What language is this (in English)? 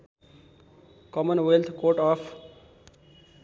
Nepali